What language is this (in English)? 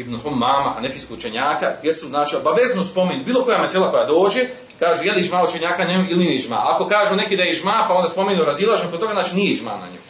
Croatian